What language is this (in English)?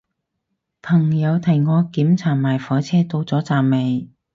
Cantonese